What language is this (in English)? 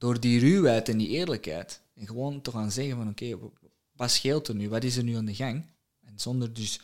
Dutch